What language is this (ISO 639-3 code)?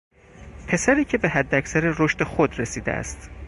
fas